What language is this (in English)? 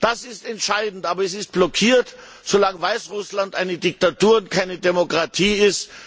German